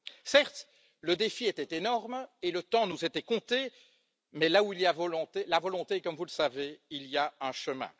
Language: French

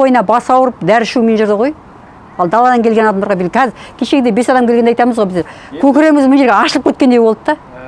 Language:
Kazakh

